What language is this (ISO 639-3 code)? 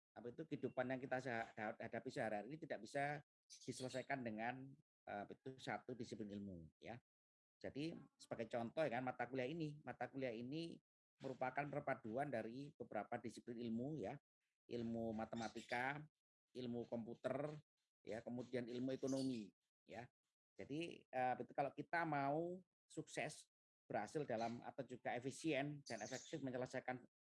ind